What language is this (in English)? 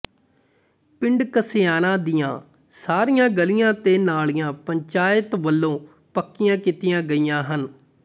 Punjabi